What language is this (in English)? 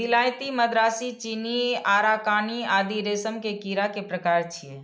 Maithili